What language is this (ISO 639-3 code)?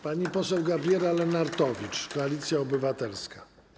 pol